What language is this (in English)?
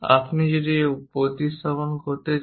Bangla